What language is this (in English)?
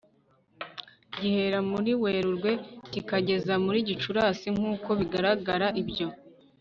Kinyarwanda